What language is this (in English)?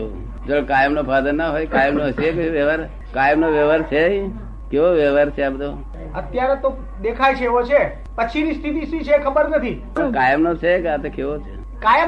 Gujarati